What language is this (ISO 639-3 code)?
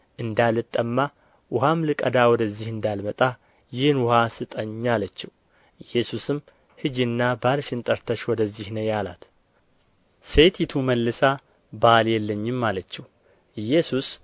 amh